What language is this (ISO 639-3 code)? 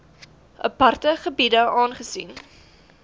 afr